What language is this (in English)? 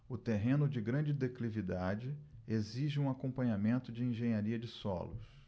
Portuguese